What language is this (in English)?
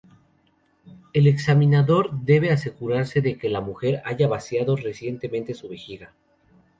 Spanish